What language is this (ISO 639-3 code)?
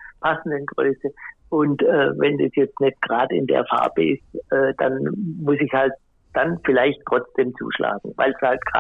deu